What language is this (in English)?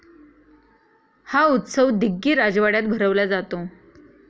Marathi